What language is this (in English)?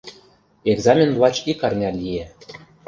Mari